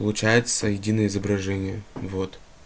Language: Russian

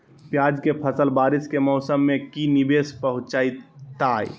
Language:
Magahi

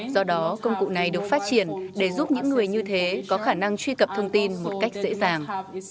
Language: Vietnamese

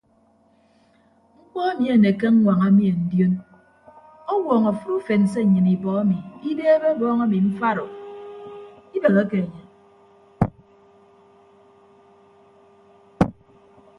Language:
Ibibio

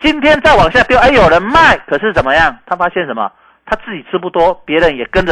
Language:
Chinese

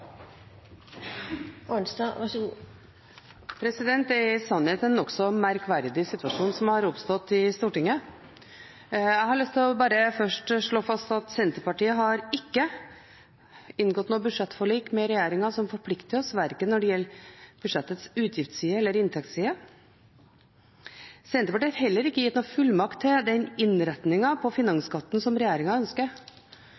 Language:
Norwegian Bokmål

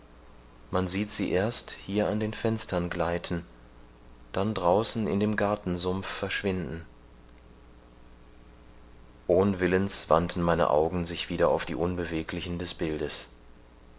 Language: German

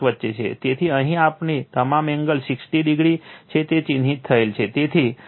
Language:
Gujarati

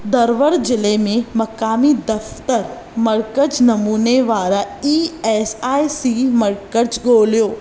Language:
Sindhi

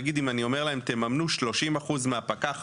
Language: Hebrew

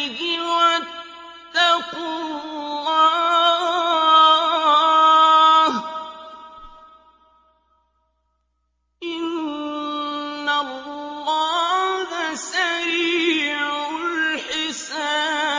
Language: Arabic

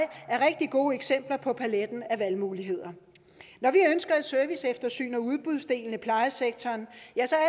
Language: Danish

